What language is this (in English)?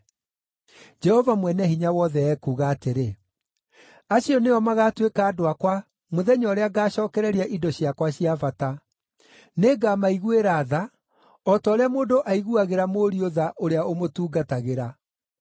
Kikuyu